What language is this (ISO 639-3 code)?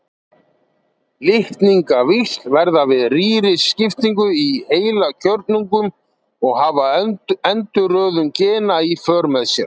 isl